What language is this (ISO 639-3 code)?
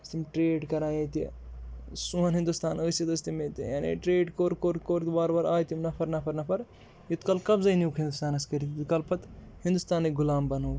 kas